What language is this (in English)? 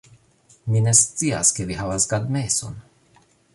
Esperanto